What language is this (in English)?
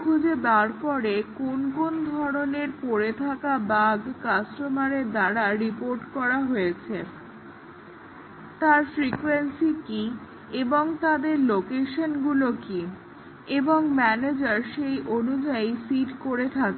Bangla